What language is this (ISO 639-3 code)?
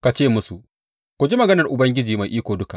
hau